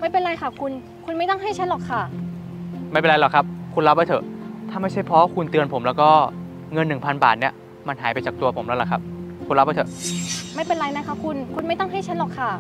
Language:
Thai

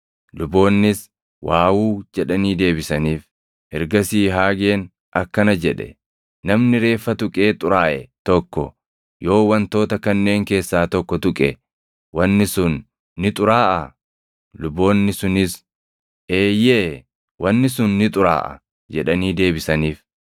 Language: Oromo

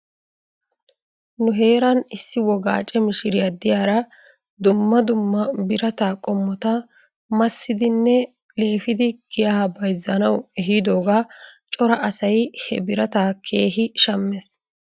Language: Wolaytta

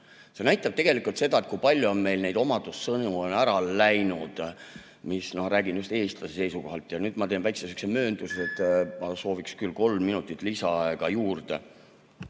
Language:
Estonian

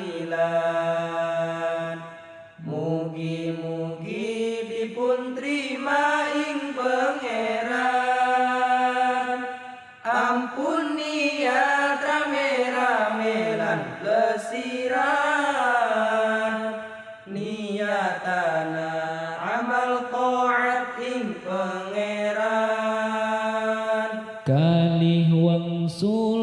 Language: Indonesian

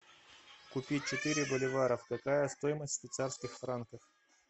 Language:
Russian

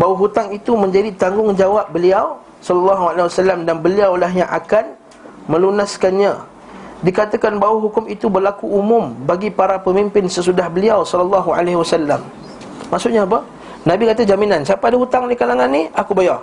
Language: Malay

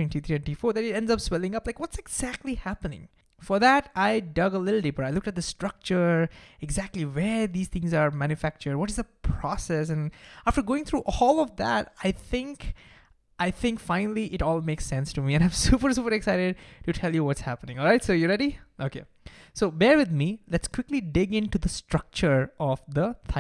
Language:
English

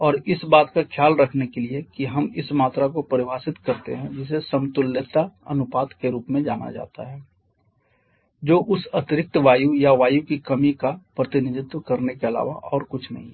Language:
Hindi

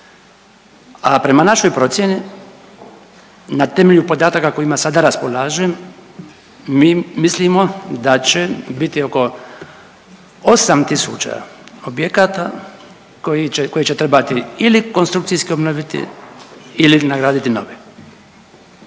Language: Croatian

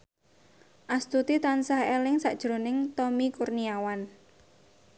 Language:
Javanese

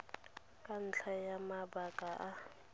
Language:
Tswana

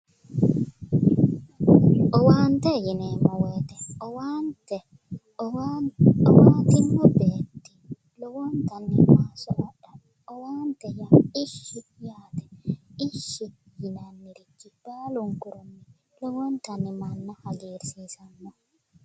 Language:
Sidamo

